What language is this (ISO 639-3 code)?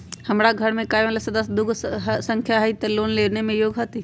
mag